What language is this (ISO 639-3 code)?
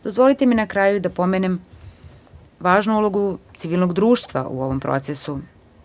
srp